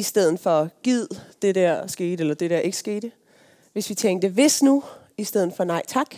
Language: Danish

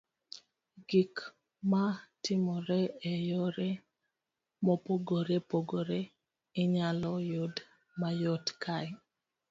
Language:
Luo (Kenya and Tanzania)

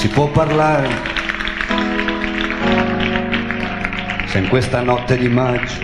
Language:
Italian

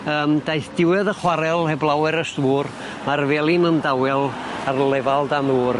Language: Welsh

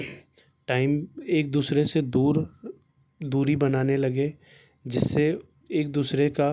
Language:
Urdu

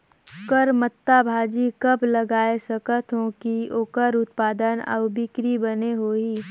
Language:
Chhattisgarhi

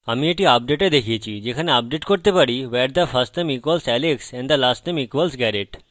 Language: Bangla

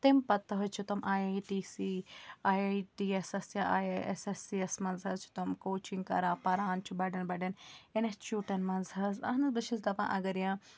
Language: Kashmiri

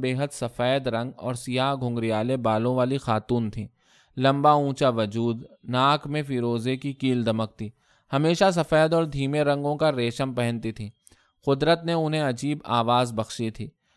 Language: Urdu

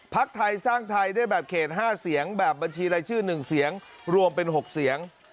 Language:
Thai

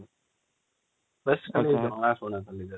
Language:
Odia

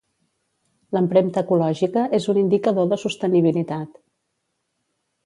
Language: Catalan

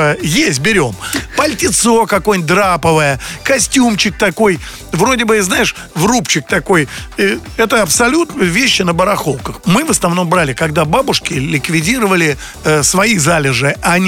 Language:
Russian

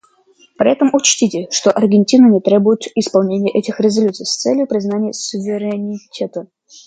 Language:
Russian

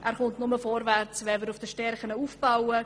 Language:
Swiss German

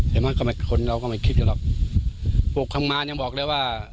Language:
Thai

